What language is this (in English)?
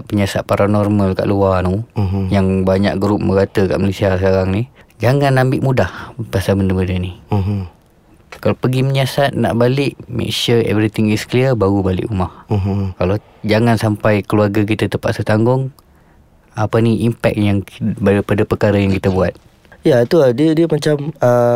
Malay